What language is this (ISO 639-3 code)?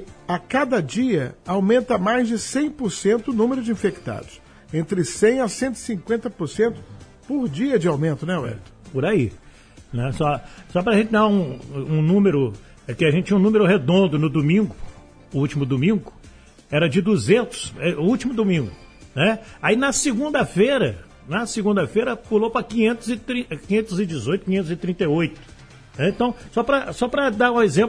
por